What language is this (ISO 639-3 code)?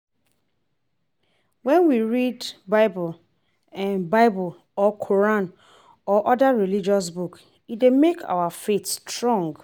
pcm